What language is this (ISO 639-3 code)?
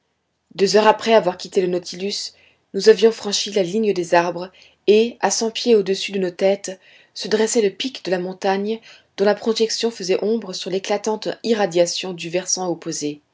fra